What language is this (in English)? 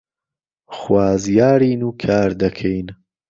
Central Kurdish